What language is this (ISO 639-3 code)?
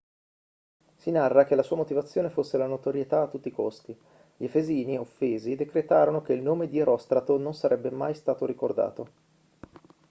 ita